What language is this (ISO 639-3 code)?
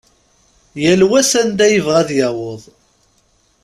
kab